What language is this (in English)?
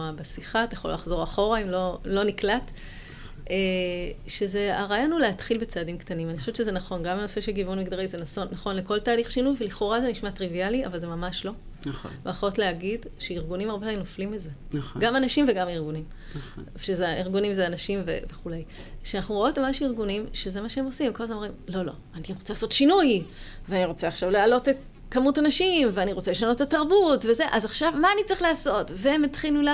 Hebrew